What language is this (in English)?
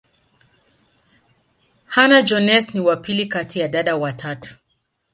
Swahili